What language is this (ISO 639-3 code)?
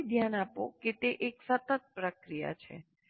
guj